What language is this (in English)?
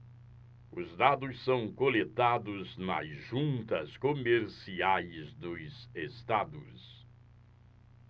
Portuguese